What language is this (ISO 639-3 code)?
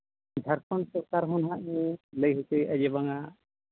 sat